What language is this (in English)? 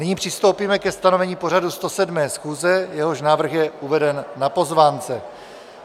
Czech